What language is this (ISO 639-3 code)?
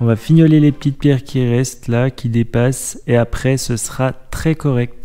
fra